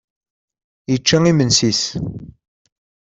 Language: Kabyle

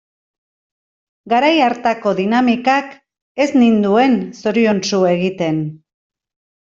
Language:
Basque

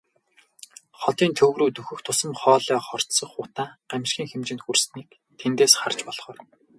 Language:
Mongolian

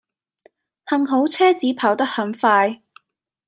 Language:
Cantonese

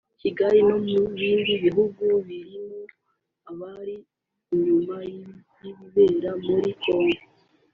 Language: Kinyarwanda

